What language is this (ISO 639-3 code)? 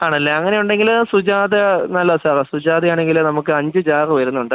mal